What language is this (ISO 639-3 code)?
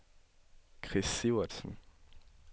dan